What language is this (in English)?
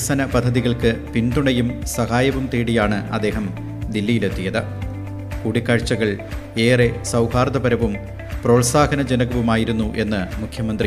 Malayalam